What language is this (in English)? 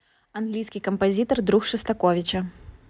Russian